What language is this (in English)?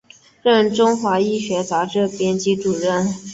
Chinese